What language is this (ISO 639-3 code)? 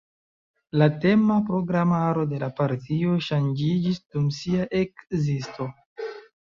epo